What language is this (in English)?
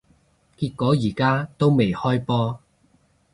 Cantonese